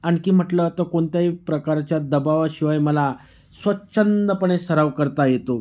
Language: Marathi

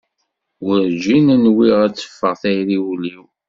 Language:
Kabyle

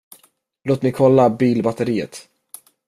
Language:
Swedish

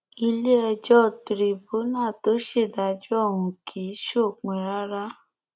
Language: Yoruba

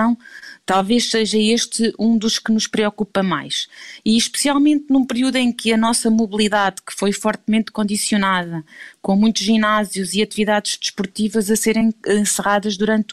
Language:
Portuguese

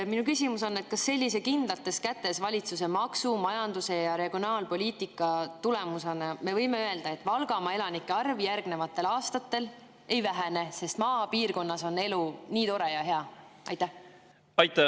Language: Estonian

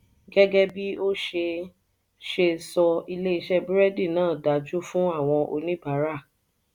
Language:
Yoruba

